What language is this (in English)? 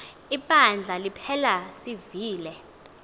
Xhosa